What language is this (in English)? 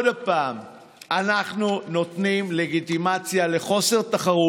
Hebrew